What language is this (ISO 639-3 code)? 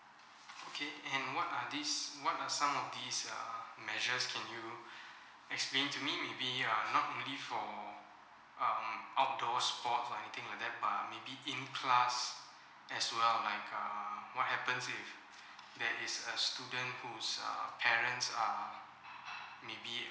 eng